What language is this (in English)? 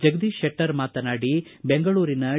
Kannada